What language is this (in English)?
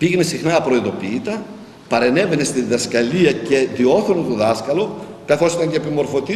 Greek